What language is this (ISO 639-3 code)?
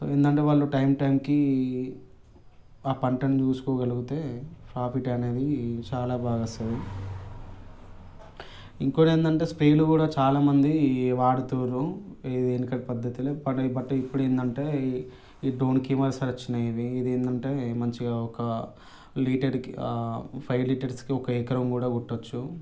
tel